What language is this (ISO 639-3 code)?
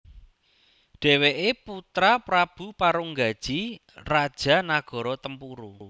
jav